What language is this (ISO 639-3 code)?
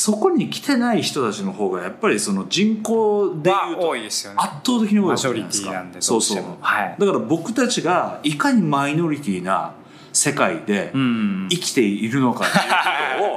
jpn